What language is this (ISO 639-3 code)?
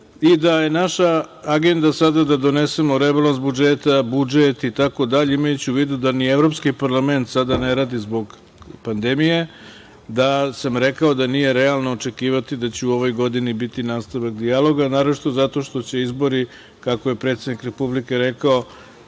srp